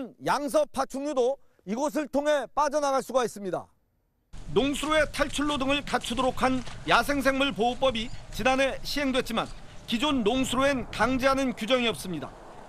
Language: Korean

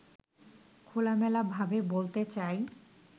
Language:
Bangla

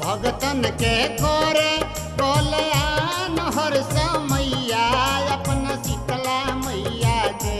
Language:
Hindi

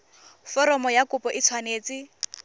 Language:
Tswana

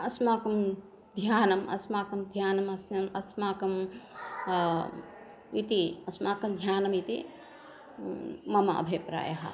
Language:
Sanskrit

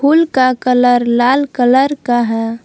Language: Hindi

